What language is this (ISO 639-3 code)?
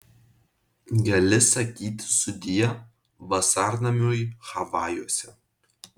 lit